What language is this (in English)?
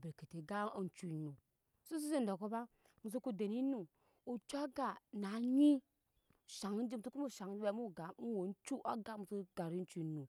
Nyankpa